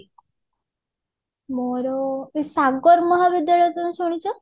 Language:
Odia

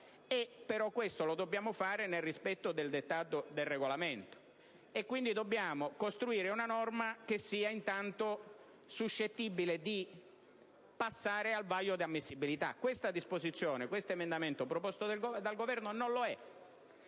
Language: Italian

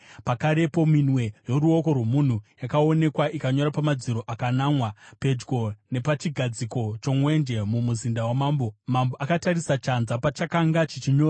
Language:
Shona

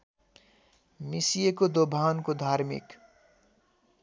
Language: Nepali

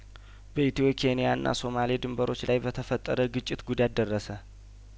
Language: Amharic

